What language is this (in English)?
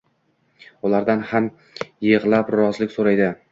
Uzbek